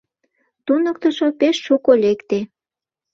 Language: Mari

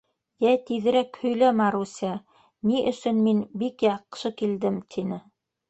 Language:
Bashkir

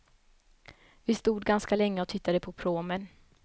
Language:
Swedish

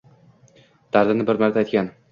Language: Uzbek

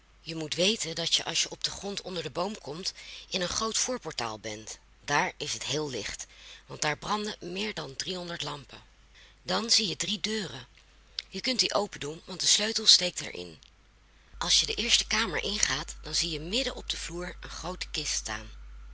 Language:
Dutch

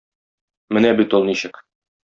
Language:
Tatar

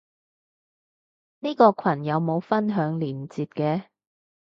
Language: Cantonese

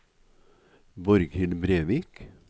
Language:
Norwegian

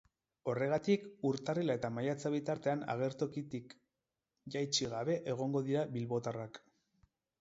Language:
Basque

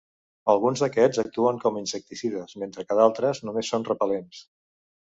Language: Catalan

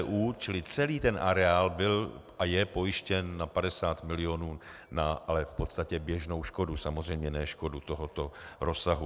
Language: Czech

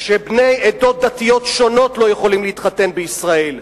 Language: Hebrew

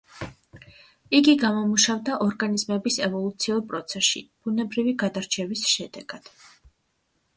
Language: Georgian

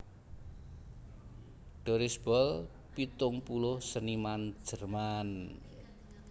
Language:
Javanese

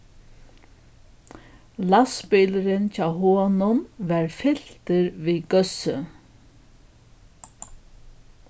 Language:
Faroese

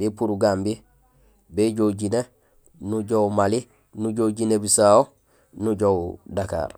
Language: Gusilay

